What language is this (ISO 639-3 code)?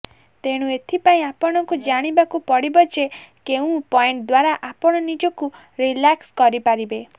ori